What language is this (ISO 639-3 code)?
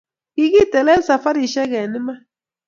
kln